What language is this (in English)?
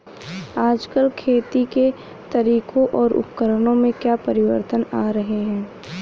Hindi